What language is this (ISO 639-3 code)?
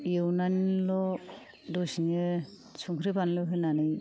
brx